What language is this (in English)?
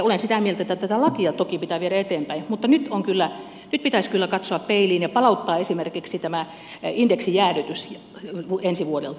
Finnish